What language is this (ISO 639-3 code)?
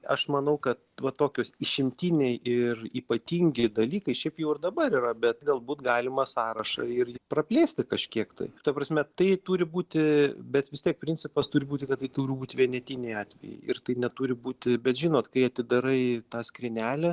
lit